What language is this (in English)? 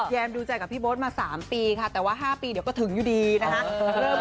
Thai